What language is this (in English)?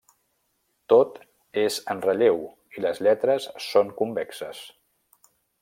Catalan